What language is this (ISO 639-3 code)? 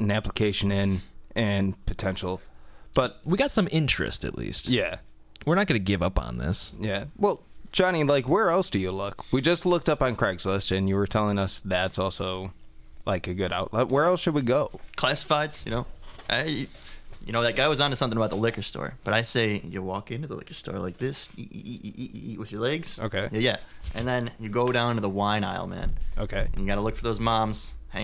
eng